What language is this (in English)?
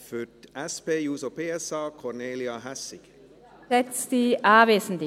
Swiss German